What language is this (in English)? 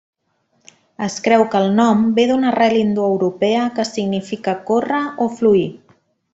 Catalan